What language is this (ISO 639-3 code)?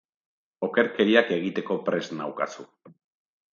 eus